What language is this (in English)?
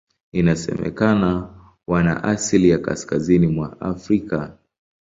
Swahili